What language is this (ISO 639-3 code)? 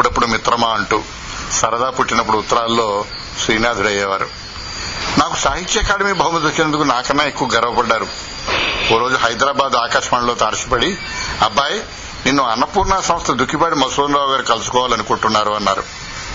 tel